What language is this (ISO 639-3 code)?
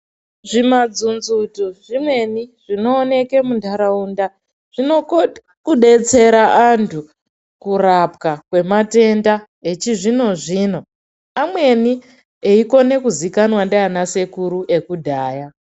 ndc